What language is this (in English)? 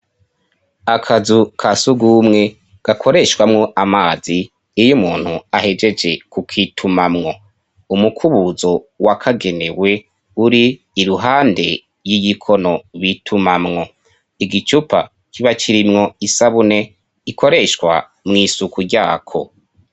Rundi